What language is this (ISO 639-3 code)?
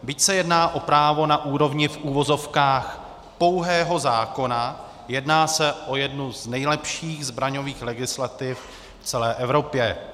ces